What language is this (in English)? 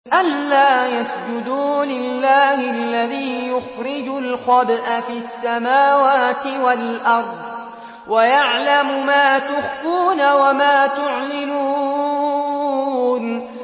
Arabic